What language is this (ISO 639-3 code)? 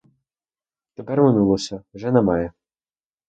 ukr